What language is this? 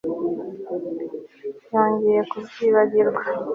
Kinyarwanda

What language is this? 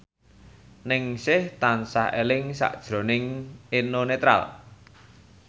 Javanese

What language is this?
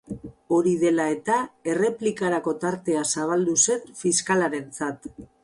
Basque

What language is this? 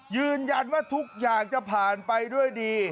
Thai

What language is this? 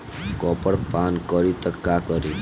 Bhojpuri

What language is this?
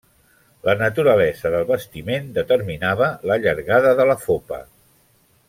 Catalan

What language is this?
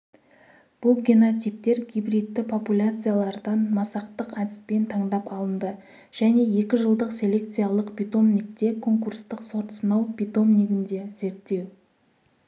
Kazakh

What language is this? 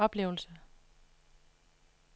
Danish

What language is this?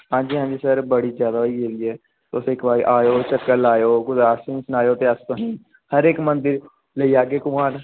Dogri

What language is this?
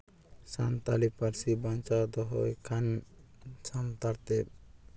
Santali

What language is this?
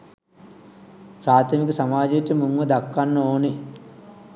Sinhala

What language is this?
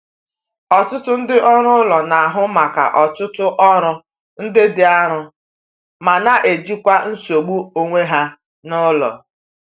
Igbo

